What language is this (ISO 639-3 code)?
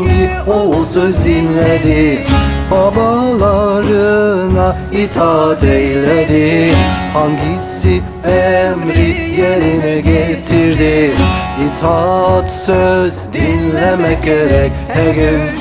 tur